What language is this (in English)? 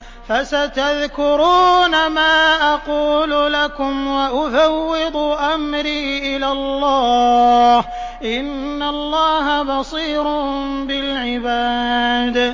Arabic